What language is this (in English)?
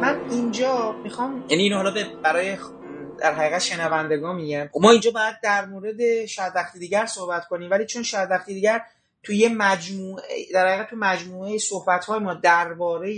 Persian